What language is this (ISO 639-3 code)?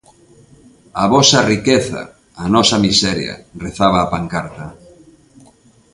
glg